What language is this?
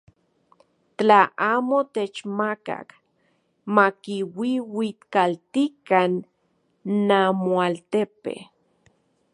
Central Puebla Nahuatl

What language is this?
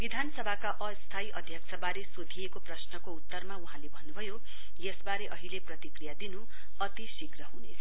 Nepali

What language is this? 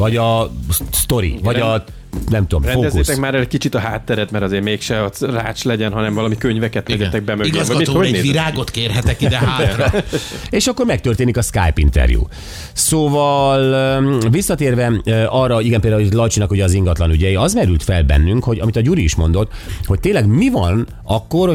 Hungarian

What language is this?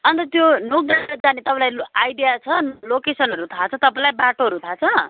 Nepali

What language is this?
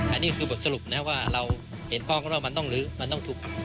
Thai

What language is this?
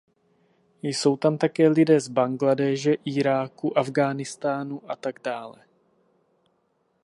Czech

